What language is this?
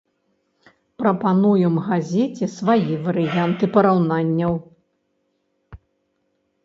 Belarusian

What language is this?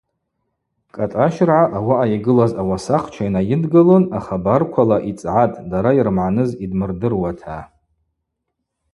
Abaza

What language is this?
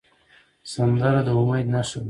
Pashto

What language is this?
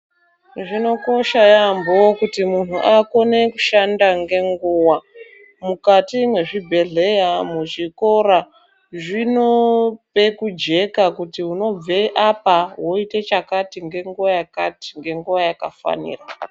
Ndau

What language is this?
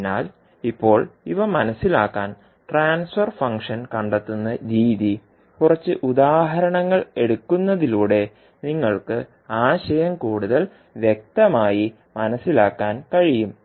Malayalam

